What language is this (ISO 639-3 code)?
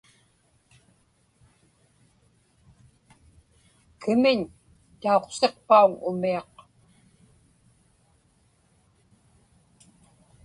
ipk